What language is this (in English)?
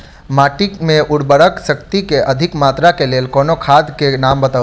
Maithili